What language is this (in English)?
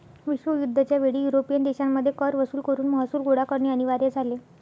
Marathi